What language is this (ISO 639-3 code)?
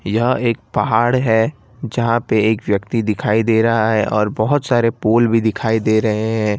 hin